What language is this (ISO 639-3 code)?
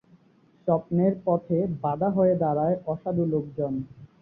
ben